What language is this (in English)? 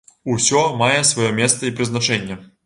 Belarusian